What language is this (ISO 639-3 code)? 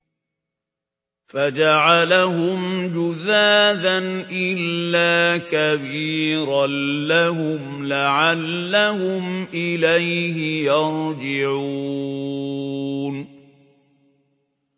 ara